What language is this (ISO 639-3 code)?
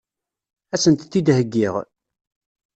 kab